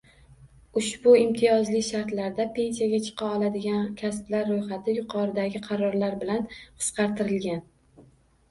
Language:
Uzbek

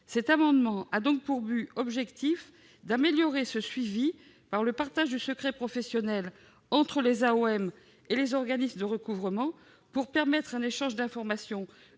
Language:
French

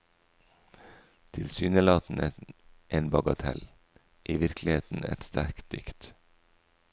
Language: Norwegian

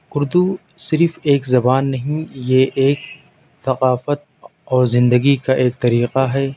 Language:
Urdu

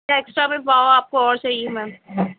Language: Urdu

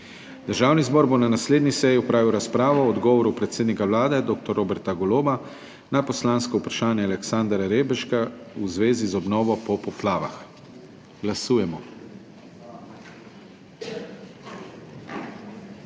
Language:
Slovenian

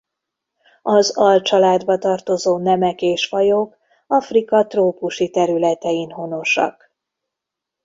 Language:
Hungarian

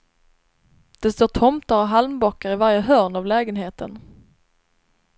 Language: Swedish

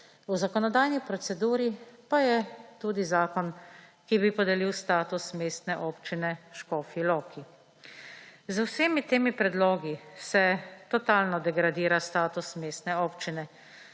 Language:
Slovenian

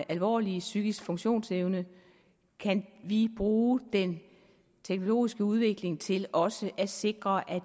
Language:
Danish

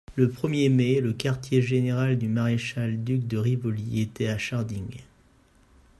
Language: French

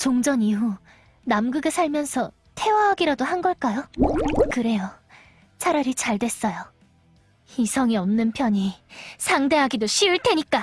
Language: Korean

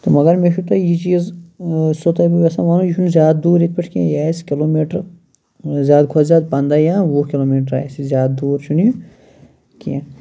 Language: Kashmiri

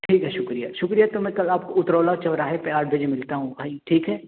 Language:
Urdu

